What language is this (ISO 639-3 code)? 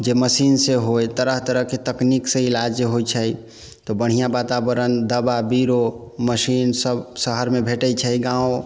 mai